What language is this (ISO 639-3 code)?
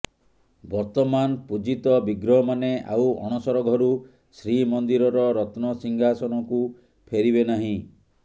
ori